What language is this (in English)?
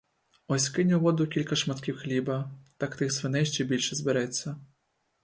Ukrainian